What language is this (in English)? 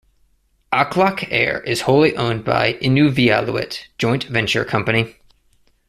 English